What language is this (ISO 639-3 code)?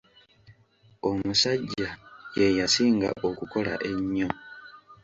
lug